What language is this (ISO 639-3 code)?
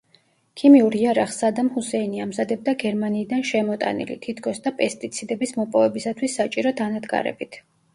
kat